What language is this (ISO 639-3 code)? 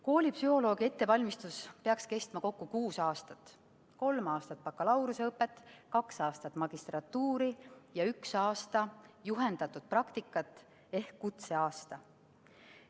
est